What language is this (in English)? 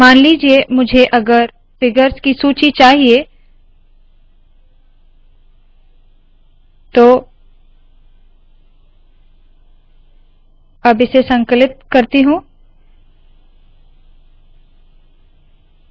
Hindi